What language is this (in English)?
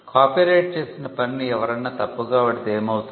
Telugu